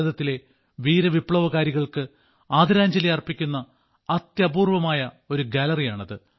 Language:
Malayalam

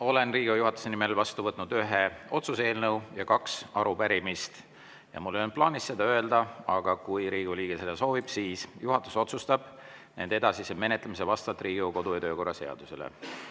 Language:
Estonian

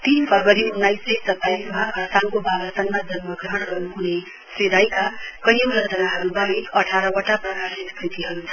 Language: Nepali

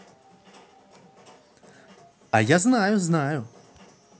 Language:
Russian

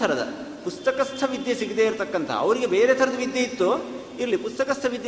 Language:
Kannada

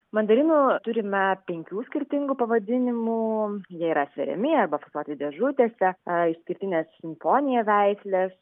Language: Lithuanian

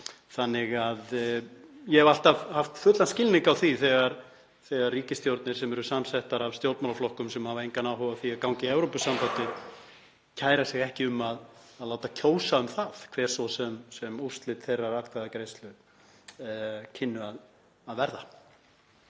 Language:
Icelandic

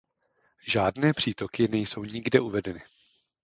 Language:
Czech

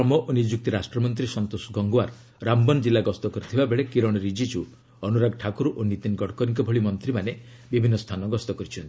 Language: Odia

